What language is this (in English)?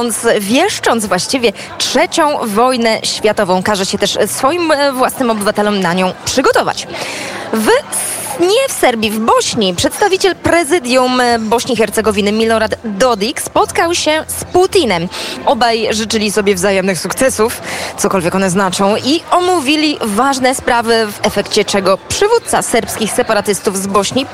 Polish